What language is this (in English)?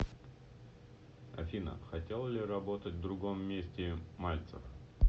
Russian